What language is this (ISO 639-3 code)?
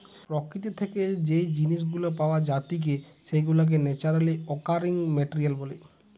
ben